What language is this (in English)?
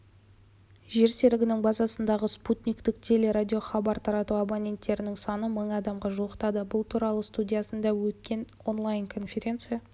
Kazakh